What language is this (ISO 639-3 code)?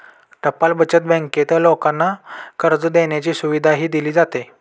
mar